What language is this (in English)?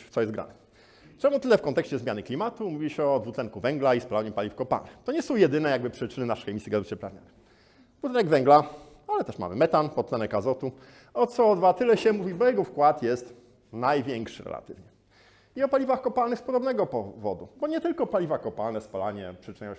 Polish